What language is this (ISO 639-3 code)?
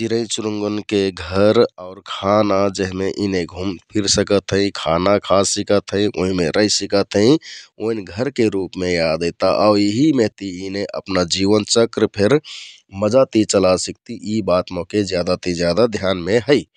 tkt